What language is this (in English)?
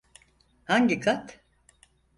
Turkish